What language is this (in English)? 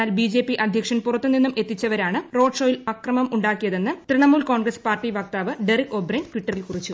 Malayalam